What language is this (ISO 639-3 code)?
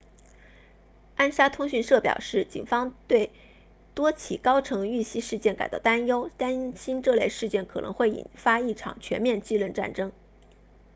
zho